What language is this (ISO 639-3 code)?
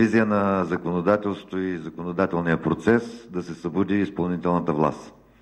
bul